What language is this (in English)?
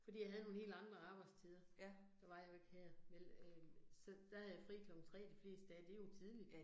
Danish